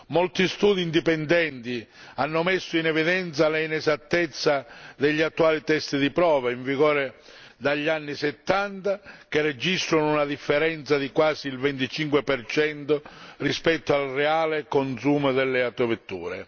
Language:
Italian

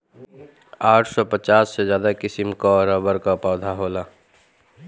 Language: Bhojpuri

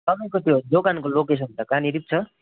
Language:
Nepali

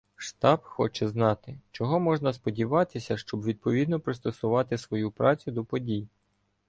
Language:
Ukrainian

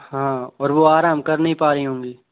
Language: Hindi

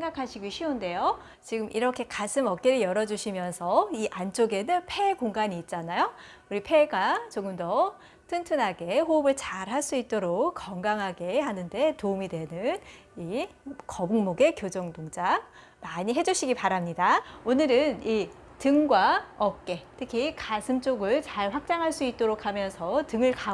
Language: Korean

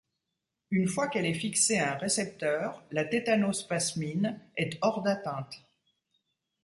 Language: French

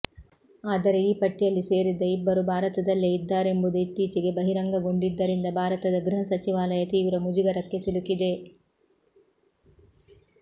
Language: Kannada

